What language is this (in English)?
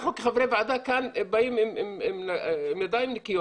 Hebrew